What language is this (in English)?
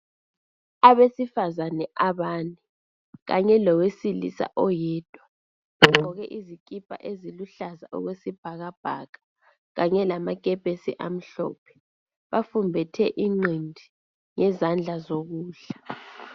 North Ndebele